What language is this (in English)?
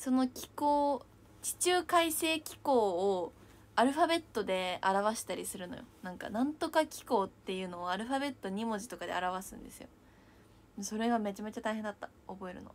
Japanese